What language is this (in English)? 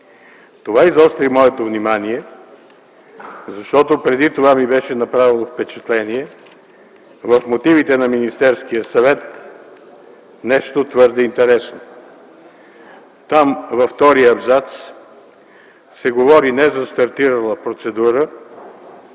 Bulgarian